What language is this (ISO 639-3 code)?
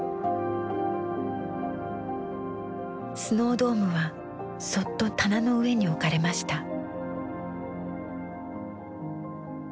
jpn